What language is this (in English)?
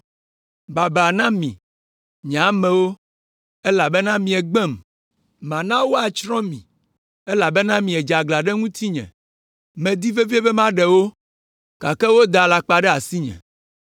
Ewe